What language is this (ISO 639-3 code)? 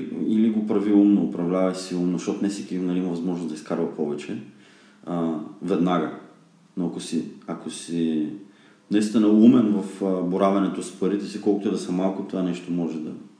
bul